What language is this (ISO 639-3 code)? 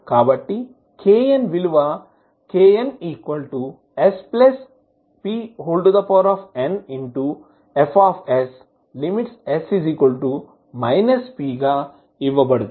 tel